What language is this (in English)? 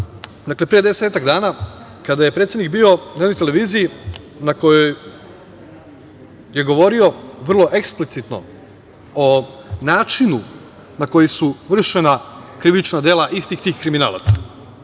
Serbian